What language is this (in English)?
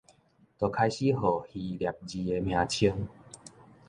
Min Nan Chinese